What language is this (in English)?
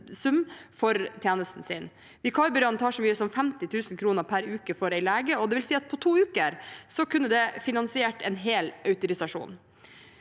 Norwegian